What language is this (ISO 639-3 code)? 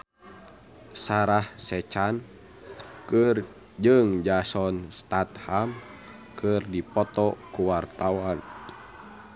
sun